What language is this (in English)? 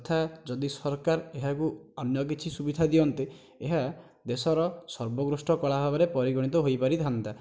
Odia